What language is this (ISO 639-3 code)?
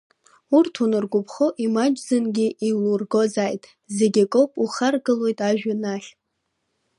abk